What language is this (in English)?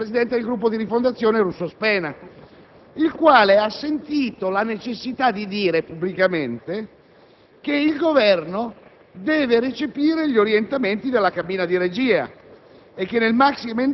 Italian